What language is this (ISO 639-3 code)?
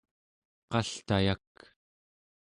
esu